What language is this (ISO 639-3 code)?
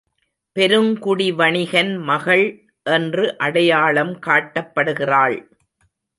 tam